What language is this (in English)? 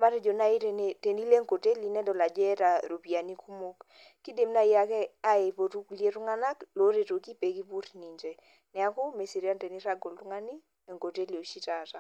Masai